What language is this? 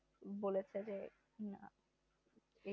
Bangla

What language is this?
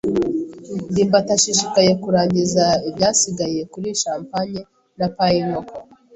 Kinyarwanda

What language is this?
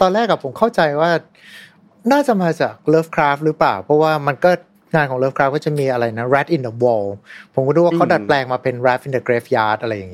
Thai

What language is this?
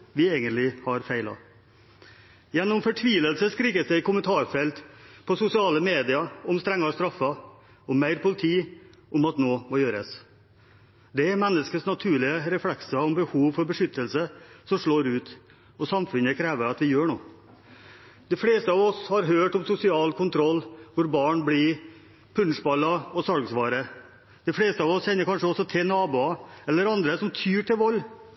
Norwegian Bokmål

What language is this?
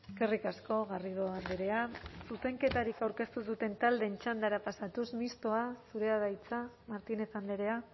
Basque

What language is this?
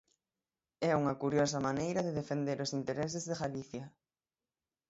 Galician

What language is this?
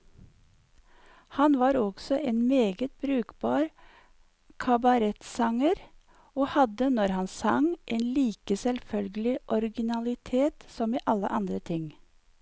Norwegian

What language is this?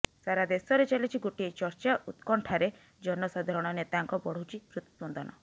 Odia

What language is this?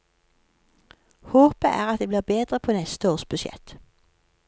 Norwegian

